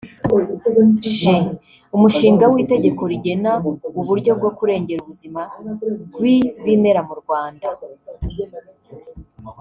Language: Kinyarwanda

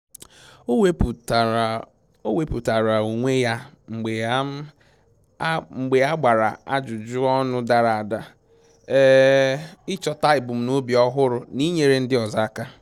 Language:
Igbo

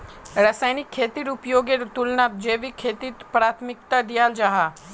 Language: Magahi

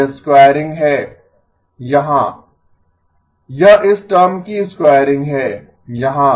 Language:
Hindi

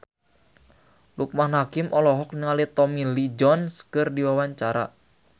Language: Sundanese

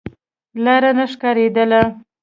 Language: Pashto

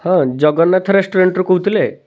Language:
Odia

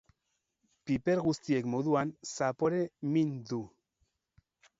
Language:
Basque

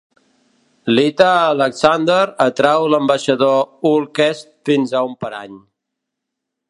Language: Catalan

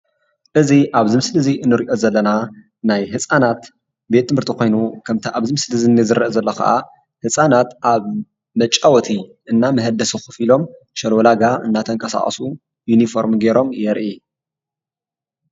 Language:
Tigrinya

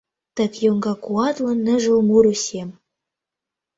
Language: Mari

